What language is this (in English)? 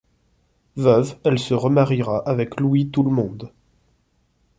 French